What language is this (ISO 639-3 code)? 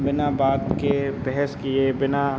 hin